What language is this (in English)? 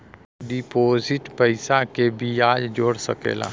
Bhojpuri